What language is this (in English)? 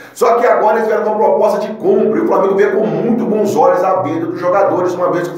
Portuguese